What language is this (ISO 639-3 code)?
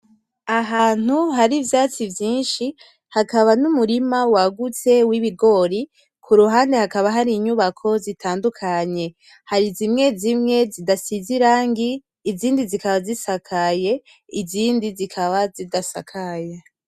run